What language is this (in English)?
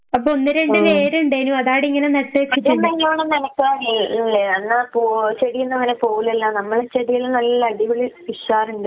Malayalam